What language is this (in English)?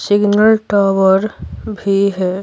Hindi